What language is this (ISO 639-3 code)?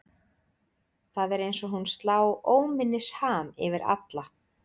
isl